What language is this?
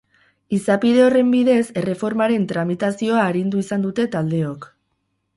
Basque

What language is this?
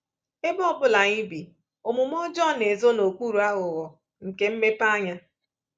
Igbo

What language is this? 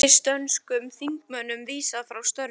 Icelandic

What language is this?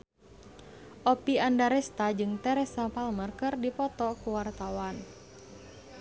Sundanese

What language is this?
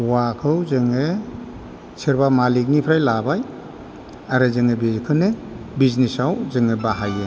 Bodo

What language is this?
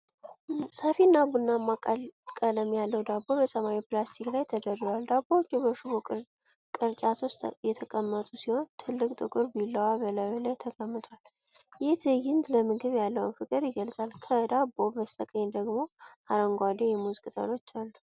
Amharic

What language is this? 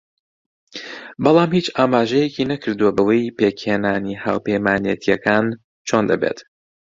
Central Kurdish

